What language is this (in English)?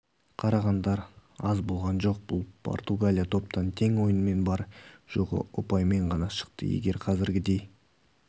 Kazakh